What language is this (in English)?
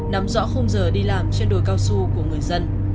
Vietnamese